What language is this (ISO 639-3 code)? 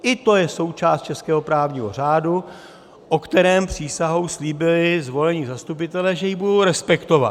ces